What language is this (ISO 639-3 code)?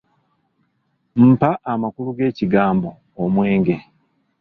lug